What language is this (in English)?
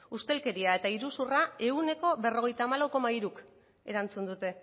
Basque